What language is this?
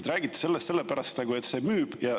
Estonian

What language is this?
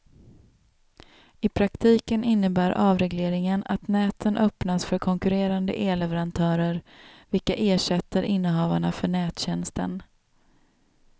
Swedish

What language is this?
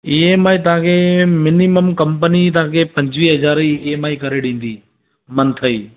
Sindhi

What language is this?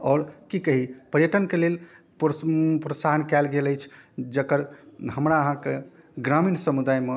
Maithili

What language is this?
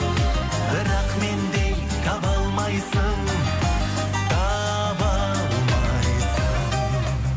Kazakh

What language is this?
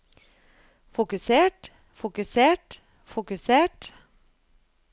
Norwegian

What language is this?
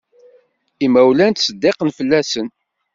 Kabyle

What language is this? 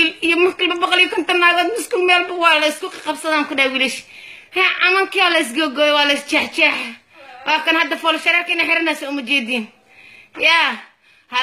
Arabic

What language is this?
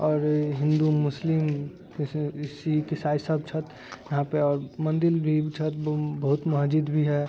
Maithili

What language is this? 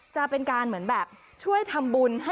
Thai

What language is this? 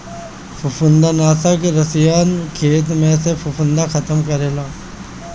Bhojpuri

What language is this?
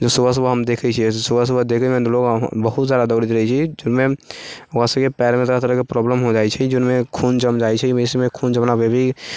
Maithili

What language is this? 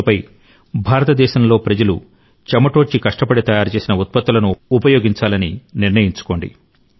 Telugu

